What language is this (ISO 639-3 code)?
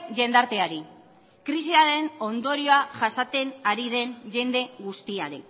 eus